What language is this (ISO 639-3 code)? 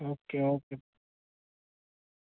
doi